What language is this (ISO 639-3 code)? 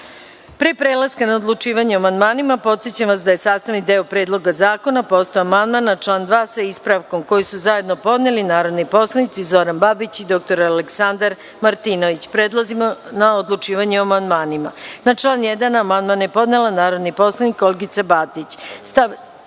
srp